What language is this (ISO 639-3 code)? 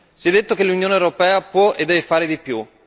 ita